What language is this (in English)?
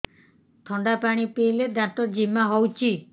Odia